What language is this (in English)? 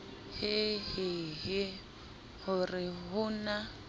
Southern Sotho